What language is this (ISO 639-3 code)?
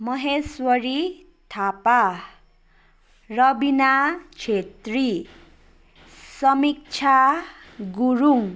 nep